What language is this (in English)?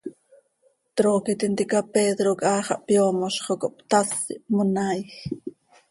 Seri